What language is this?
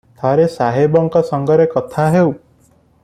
Odia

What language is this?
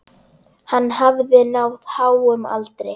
Icelandic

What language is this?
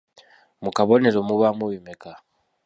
Ganda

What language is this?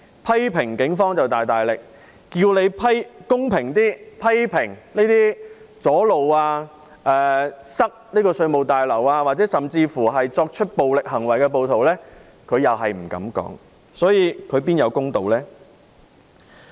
Cantonese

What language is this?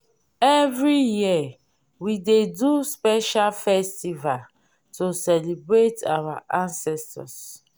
Nigerian Pidgin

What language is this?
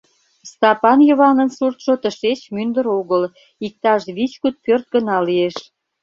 Mari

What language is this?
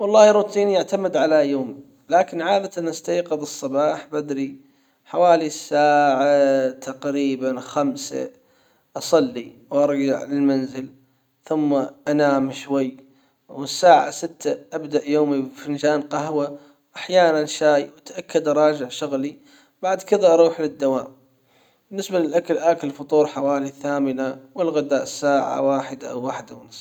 Hijazi Arabic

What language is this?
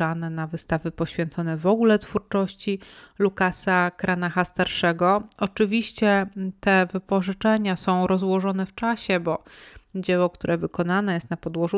Polish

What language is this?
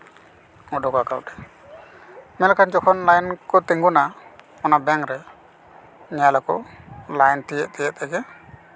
Santali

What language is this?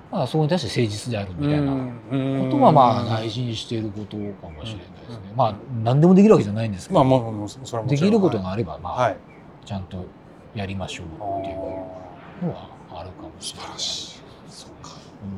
Japanese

